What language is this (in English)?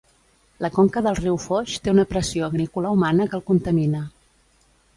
Catalan